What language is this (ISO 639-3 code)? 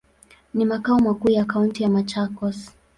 swa